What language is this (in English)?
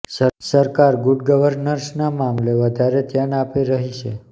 Gujarati